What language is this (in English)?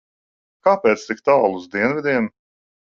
Latvian